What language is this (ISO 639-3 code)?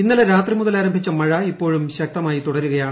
mal